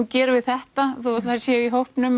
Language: Icelandic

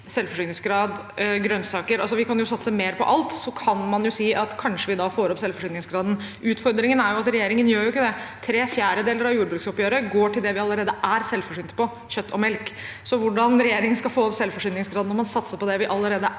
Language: Norwegian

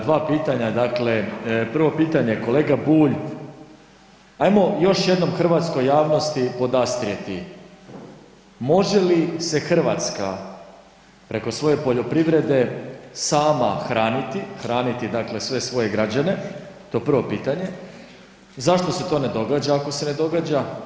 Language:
Croatian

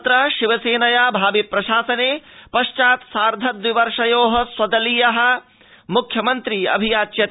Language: Sanskrit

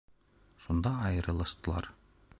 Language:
Bashkir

